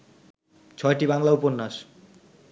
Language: Bangla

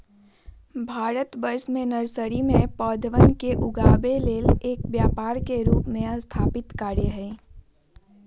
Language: Magahi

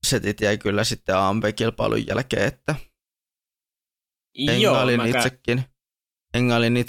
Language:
Finnish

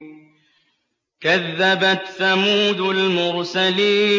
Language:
Arabic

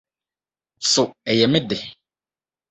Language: Akan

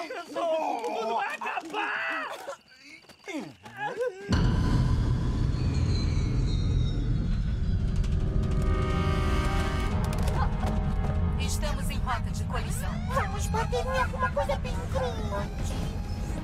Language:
Portuguese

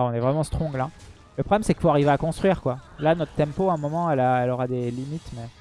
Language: French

